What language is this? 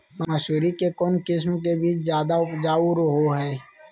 Magahi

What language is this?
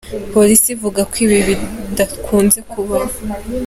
Kinyarwanda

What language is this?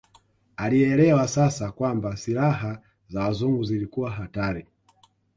Swahili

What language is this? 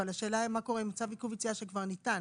Hebrew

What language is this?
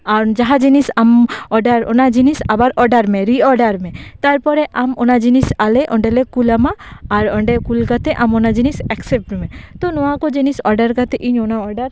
Santali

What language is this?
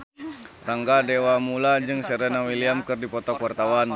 Sundanese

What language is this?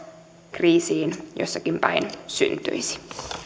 Finnish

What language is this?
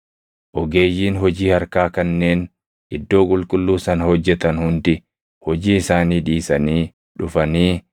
Oromo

